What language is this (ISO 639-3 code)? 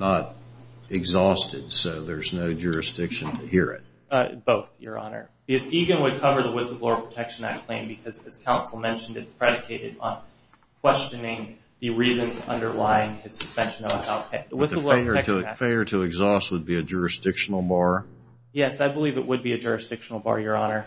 eng